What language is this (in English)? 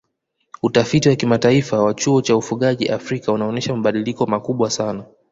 Swahili